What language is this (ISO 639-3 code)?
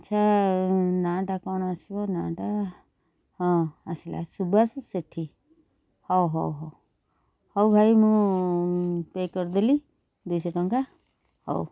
ori